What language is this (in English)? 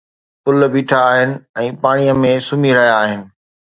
Sindhi